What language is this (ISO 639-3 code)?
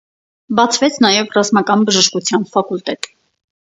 hye